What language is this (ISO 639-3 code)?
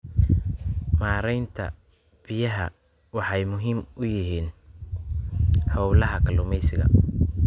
som